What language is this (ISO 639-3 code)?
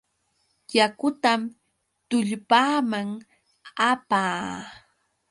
qux